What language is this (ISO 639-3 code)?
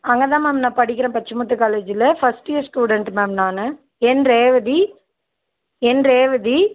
tam